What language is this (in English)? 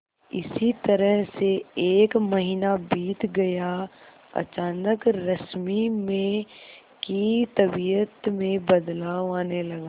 Hindi